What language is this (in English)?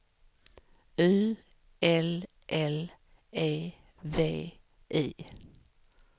Swedish